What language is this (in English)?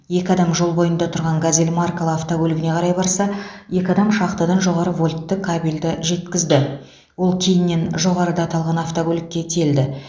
Kazakh